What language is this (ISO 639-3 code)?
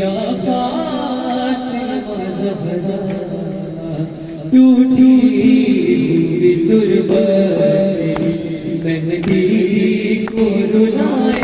ara